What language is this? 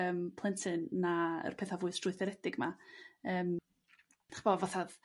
Welsh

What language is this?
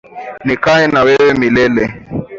Swahili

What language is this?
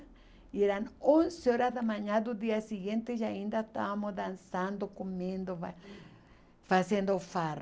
Portuguese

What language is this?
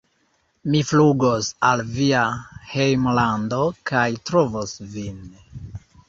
Esperanto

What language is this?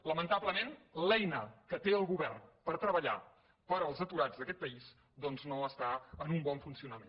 Catalan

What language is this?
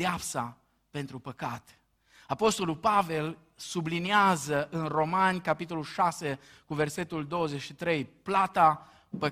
Romanian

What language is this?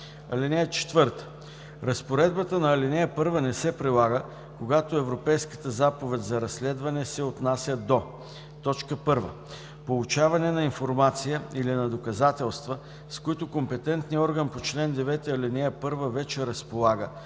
Bulgarian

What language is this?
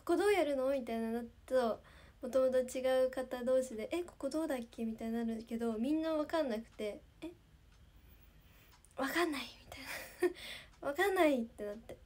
Japanese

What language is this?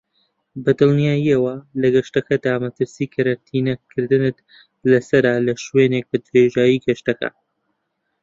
Central Kurdish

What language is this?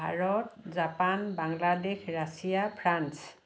Assamese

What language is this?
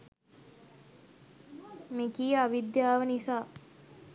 Sinhala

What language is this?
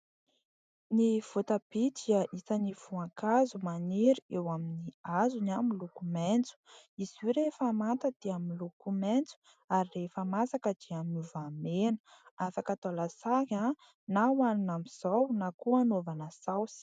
Malagasy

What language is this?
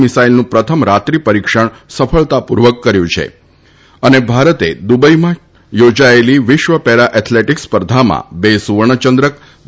Gujarati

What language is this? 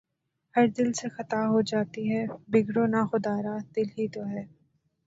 Urdu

